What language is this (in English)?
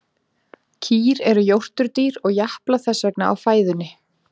Icelandic